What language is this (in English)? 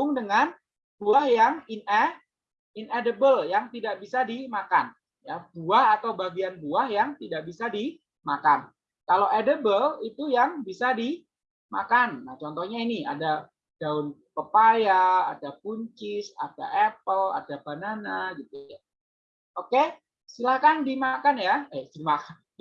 Indonesian